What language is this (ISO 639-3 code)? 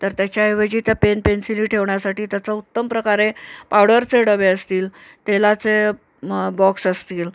mar